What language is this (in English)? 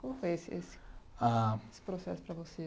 Portuguese